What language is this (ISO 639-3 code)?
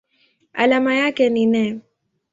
swa